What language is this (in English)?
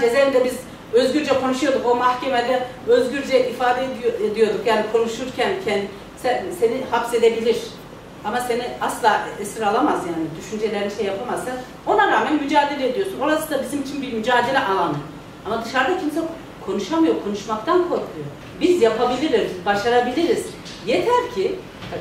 Turkish